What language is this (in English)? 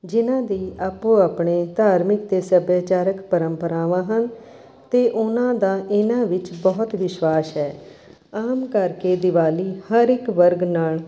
Punjabi